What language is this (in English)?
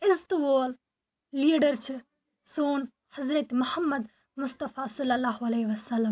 Kashmiri